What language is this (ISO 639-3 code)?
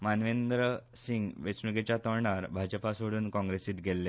kok